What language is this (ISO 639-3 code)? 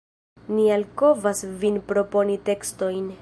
epo